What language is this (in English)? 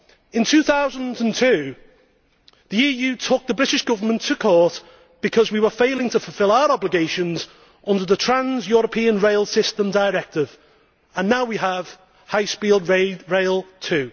English